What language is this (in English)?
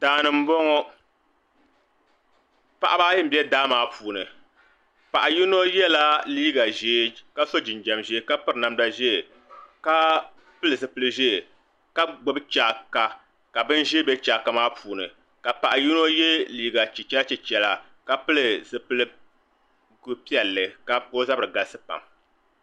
Dagbani